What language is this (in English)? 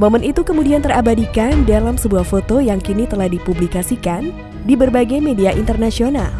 Indonesian